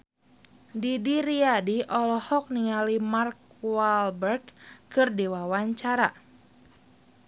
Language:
Sundanese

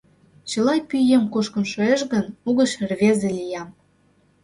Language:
Mari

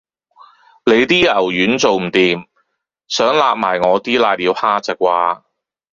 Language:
Cantonese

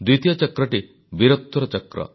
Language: Odia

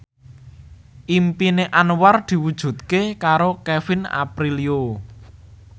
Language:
Javanese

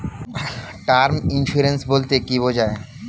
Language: Bangla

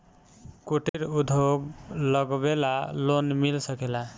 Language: Bhojpuri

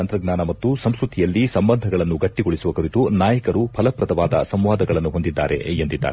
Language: Kannada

